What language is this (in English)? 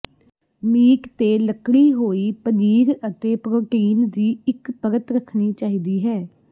Punjabi